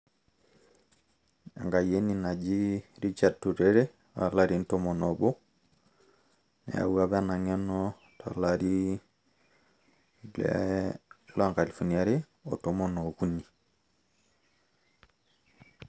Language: Masai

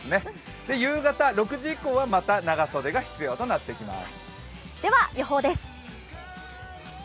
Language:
Japanese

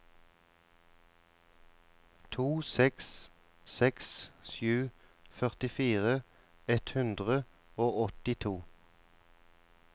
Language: Norwegian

